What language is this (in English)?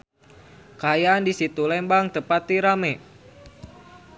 Sundanese